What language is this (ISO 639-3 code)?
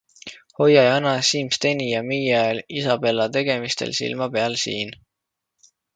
est